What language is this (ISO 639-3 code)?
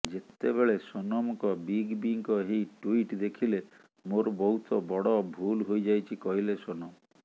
ori